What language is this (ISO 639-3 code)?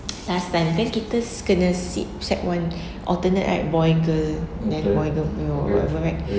eng